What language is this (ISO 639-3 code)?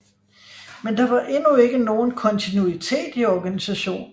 dan